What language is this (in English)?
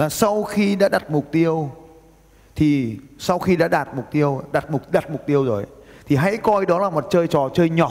Vietnamese